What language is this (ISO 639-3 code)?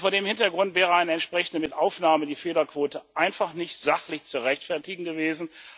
deu